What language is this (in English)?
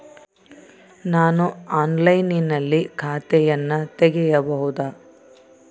Kannada